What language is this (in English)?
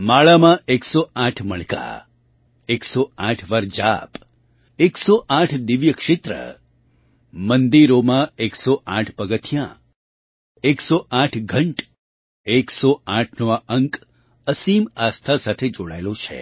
Gujarati